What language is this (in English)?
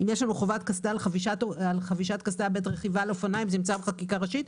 Hebrew